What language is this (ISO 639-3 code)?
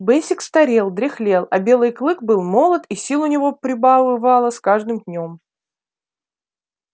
rus